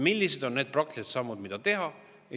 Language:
Estonian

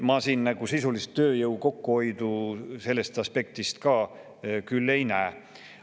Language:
Estonian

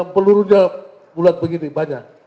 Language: Indonesian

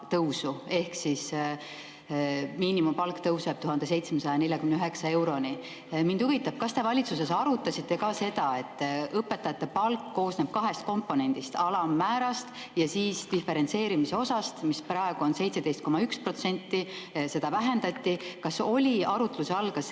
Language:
Estonian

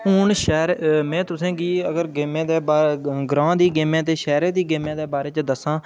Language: Dogri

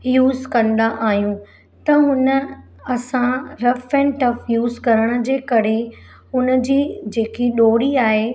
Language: Sindhi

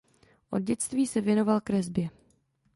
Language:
Czech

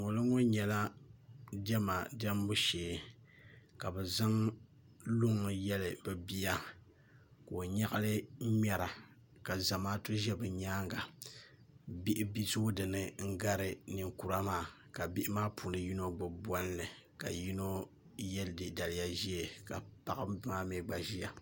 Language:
Dagbani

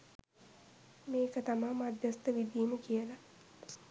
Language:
Sinhala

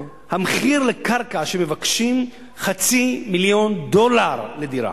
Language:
Hebrew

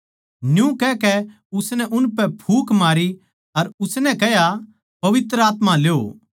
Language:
Haryanvi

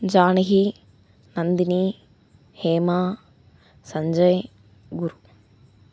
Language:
Tamil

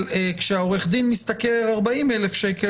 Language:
Hebrew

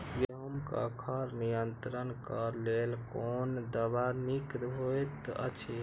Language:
Maithili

